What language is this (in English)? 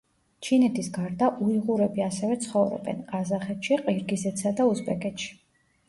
Georgian